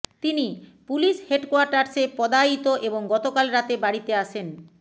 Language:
Bangla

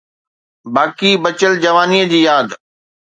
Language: Sindhi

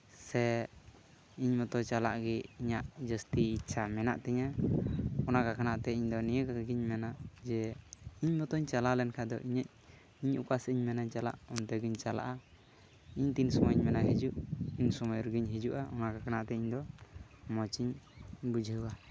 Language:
Santali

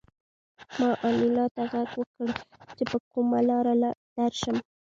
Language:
Pashto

